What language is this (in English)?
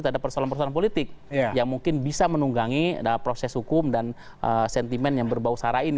Indonesian